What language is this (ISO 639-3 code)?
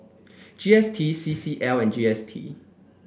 eng